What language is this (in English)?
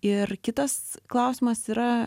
Lithuanian